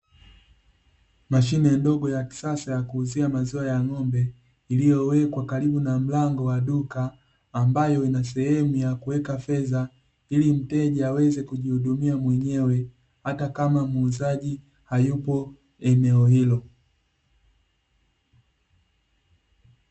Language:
Swahili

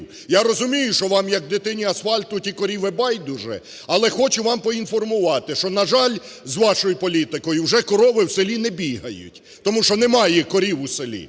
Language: Ukrainian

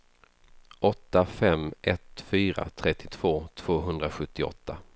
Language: Swedish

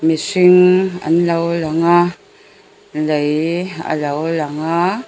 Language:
Mizo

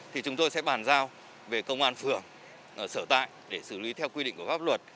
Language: Vietnamese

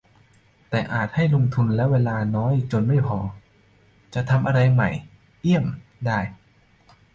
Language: Thai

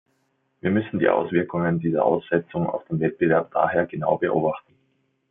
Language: German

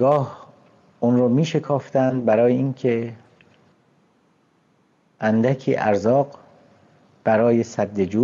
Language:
Persian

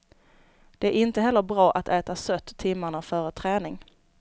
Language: Swedish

